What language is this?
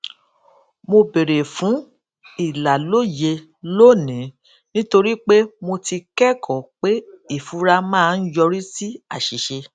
Yoruba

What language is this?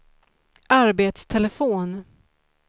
Swedish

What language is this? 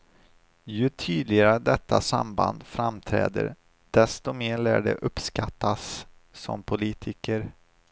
Swedish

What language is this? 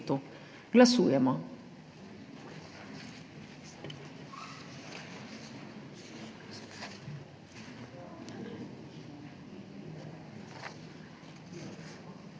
Slovenian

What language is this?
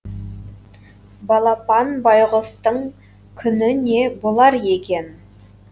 Kazakh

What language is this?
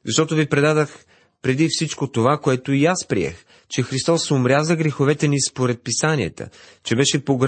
Bulgarian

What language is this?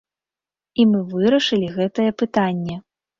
Belarusian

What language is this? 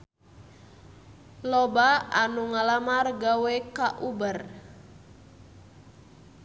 Sundanese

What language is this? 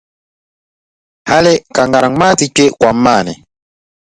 Dagbani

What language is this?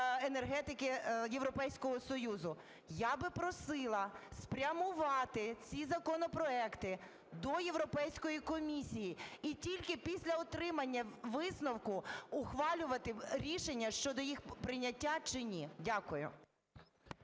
Ukrainian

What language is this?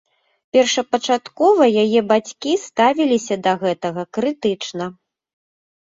Belarusian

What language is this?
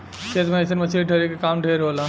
Bhojpuri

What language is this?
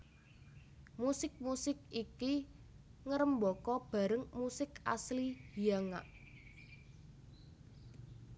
Javanese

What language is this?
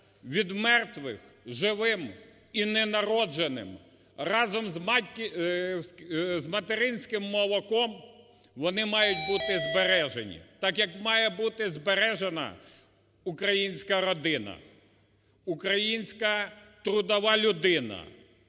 Ukrainian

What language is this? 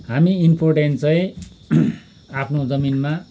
Nepali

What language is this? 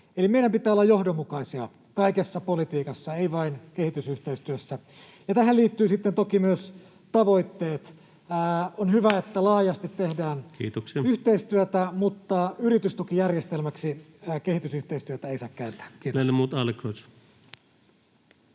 Finnish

